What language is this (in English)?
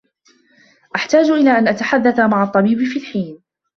Arabic